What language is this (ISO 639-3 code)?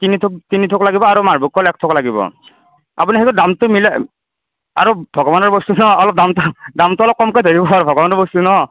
asm